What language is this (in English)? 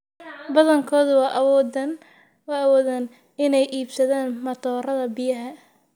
Somali